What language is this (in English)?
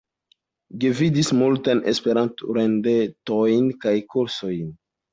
Esperanto